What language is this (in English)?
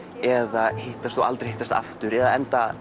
Icelandic